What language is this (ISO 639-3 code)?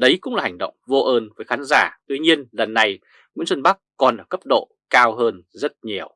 vie